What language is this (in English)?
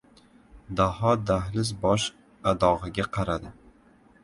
Uzbek